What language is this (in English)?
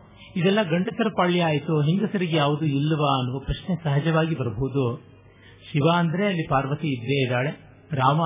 Kannada